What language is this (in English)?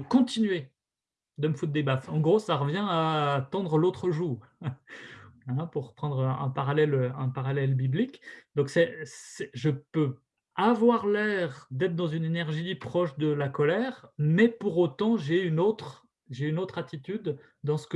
French